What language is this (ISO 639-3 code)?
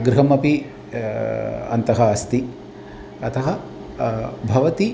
san